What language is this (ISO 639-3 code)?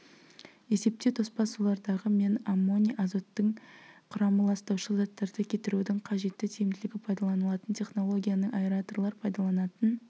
kaz